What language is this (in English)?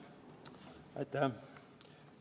Estonian